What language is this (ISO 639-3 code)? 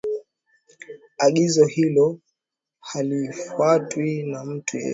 swa